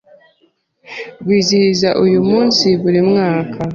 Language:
Kinyarwanda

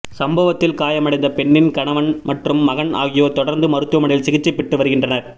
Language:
Tamil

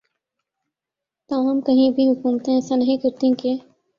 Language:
Urdu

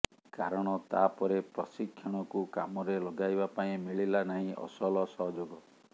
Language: Odia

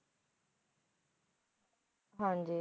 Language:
Punjabi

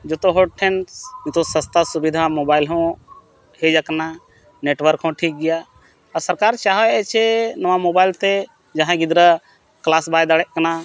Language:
Santali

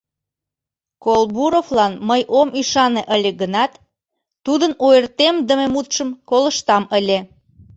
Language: Mari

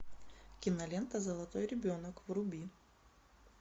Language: Russian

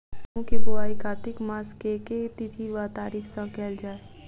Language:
Maithili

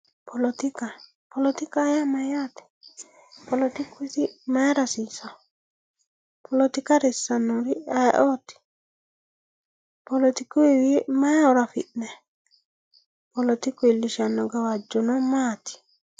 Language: Sidamo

